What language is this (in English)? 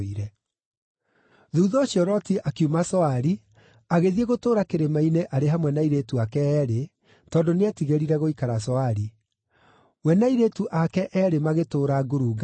Kikuyu